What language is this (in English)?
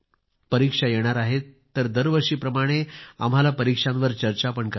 Marathi